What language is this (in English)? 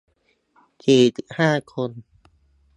Thai